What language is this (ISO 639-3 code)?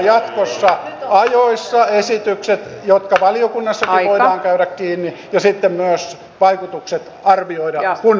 fin